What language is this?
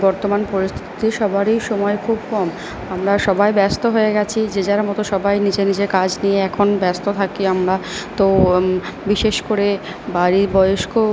Bangla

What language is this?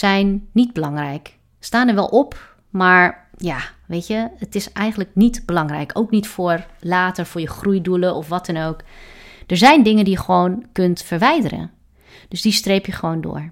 Dutch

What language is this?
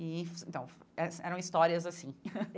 Portuguese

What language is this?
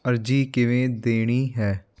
Punjabi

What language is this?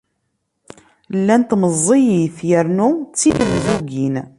Kabyle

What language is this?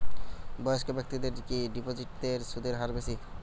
Bangla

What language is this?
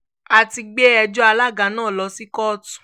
Yoruba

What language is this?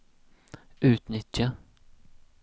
Swedish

